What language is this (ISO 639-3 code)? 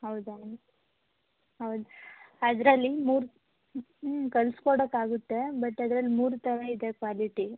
kan